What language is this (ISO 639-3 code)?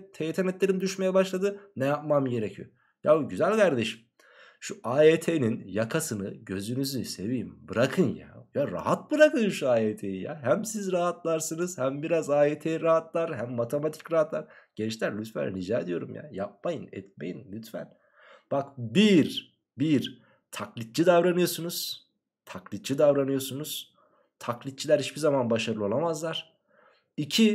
tur